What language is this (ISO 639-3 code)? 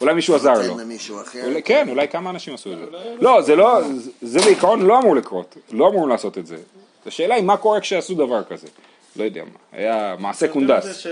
heb